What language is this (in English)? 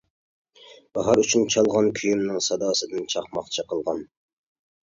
Uyghur